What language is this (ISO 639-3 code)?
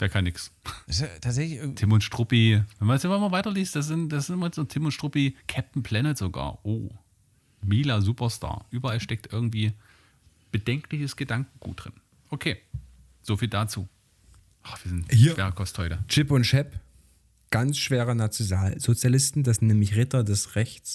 deu